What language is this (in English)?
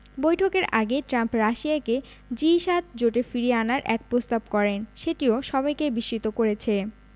Bangla